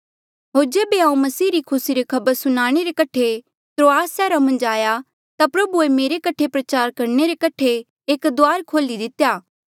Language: Mandeali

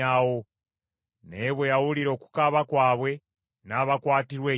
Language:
Ganda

